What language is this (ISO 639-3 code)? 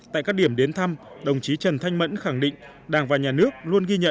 vie